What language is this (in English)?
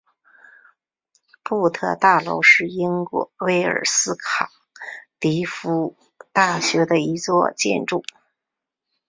Chinese